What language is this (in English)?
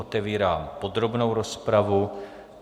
Czech